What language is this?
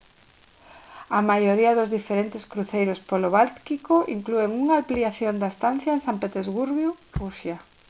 Galician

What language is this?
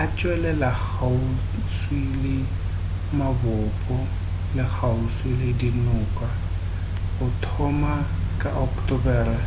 Northern Sotho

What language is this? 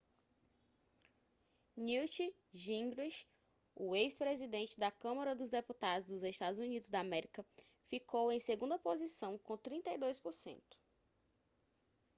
Portuguese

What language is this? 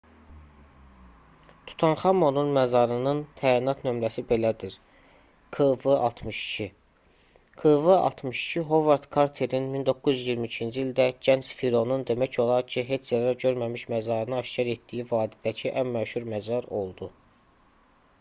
Azerbaijani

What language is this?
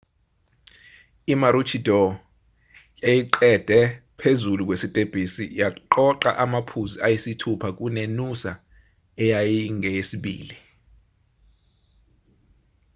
Zulu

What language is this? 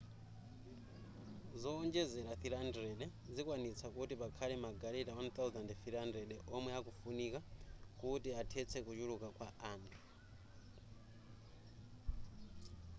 Nyanja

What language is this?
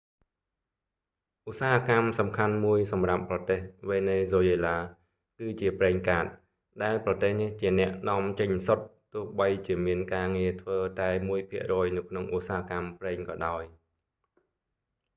Khmer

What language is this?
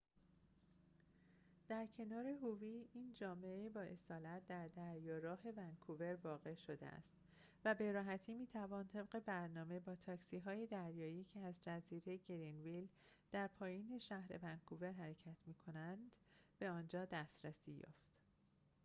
Persian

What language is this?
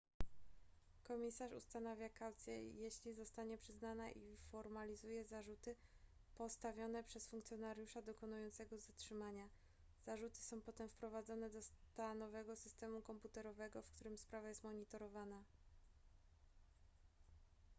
Polish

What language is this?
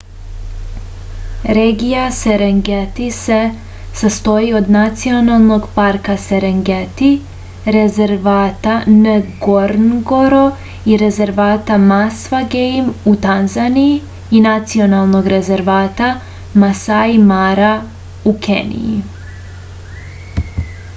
Serbian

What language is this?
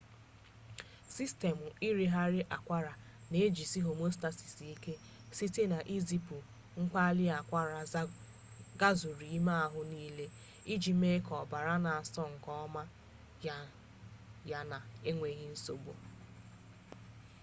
Igbo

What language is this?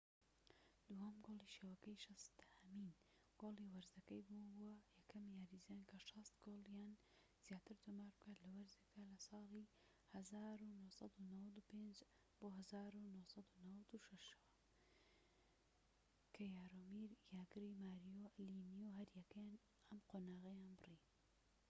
Central Kurdish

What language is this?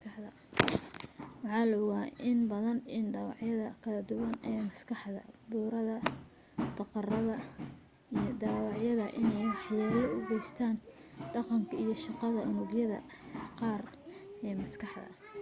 Somali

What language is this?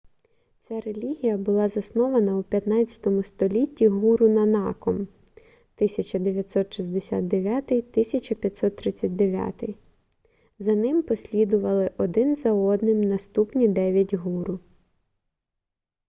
Ukrainian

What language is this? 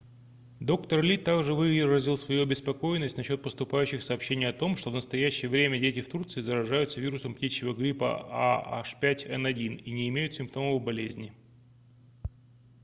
Russian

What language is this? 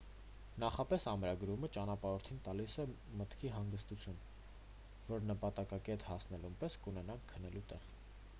Armenian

